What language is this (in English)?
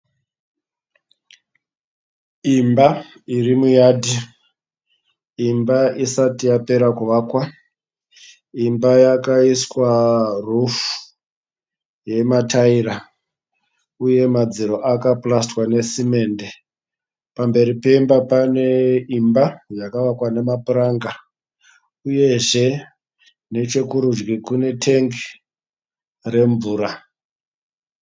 Shona